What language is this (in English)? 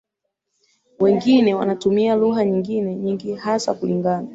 Swahili